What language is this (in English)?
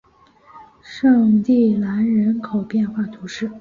Chinese